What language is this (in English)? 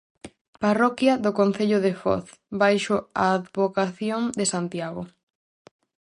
Galician